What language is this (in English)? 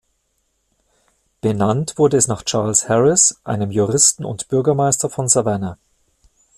German